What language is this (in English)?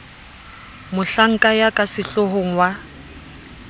Southern Sotho